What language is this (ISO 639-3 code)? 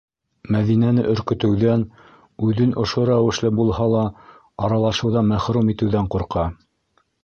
bak